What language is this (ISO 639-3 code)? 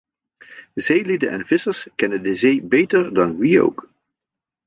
nld